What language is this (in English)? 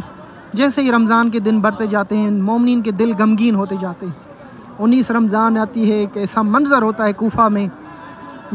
Hindi